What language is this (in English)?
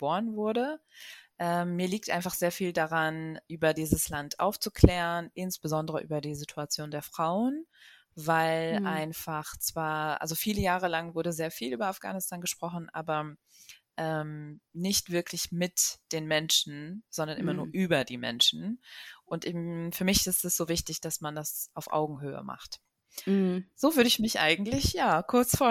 German